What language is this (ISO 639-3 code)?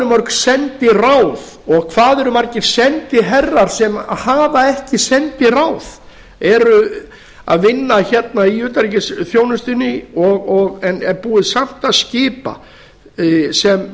isl